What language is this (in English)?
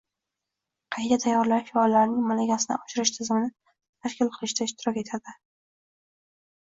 Uzbek